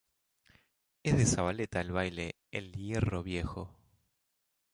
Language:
Spanish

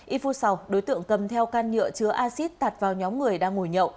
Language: Vietnamese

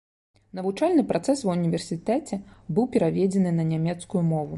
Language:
Belarusian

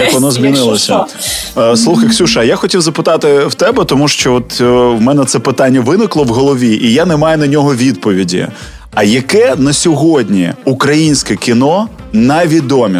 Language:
Ukrainian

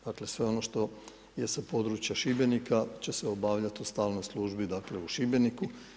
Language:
Croatian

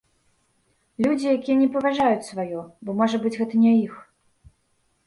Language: Belarusian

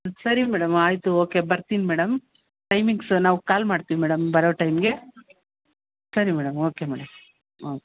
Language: Kannada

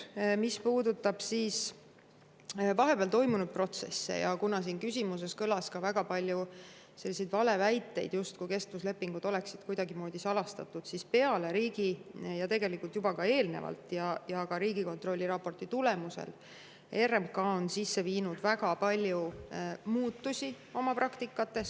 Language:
Estonian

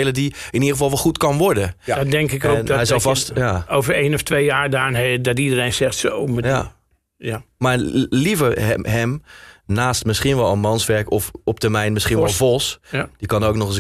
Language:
Dutch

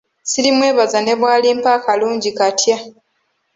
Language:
Ganda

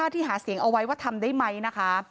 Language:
Thai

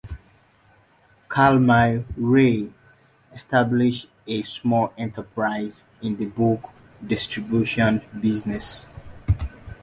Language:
English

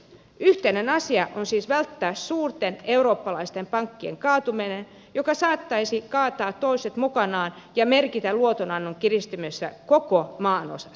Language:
Finnish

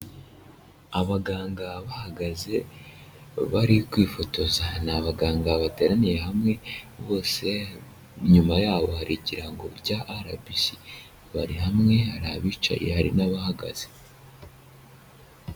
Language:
Kinyarwanda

